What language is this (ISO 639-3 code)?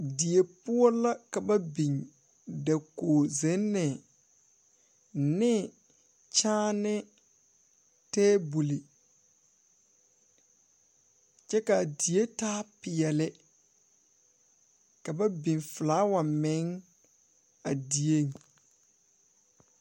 dga